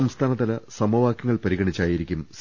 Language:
Malayalam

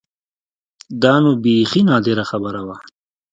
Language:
Pashto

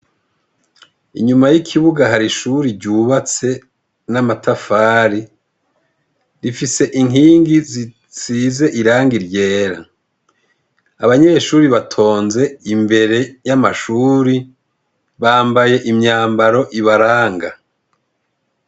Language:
Rundi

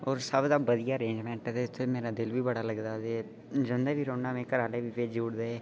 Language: Dogri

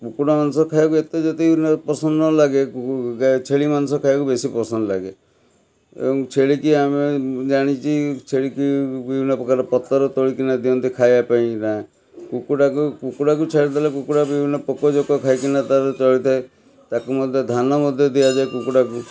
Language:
Odia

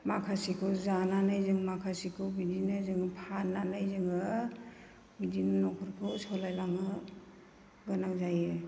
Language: Bodo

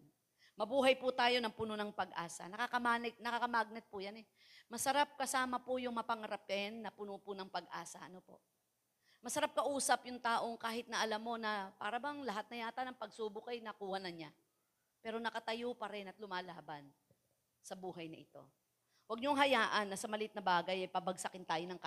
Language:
Filipino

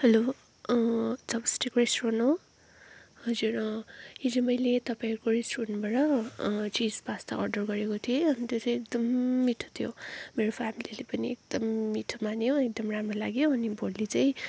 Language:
Nepali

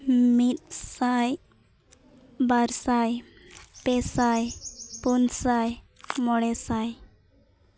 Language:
Santali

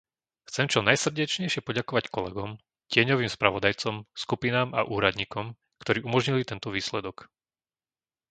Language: Slovak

